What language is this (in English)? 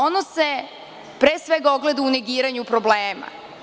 Serbian